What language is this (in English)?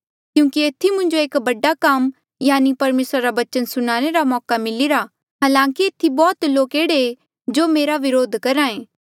Mandeali